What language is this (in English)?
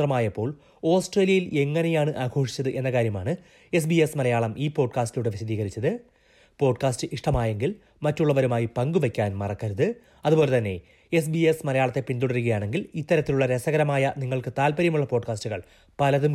Malayalam